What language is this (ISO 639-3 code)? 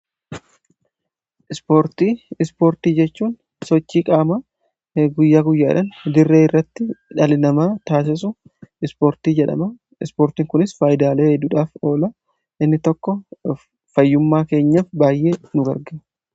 orm